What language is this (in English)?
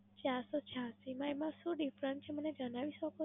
Gujarati